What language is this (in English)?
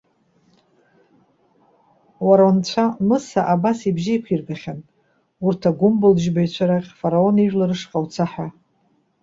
Abkhazian